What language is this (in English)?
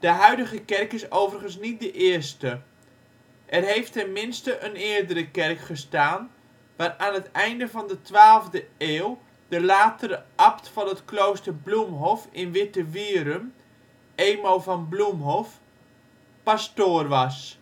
Dutch